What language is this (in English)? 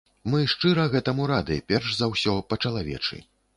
Belarusian